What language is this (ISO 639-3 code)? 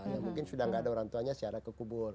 ind